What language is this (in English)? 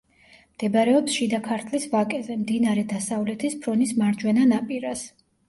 Georgian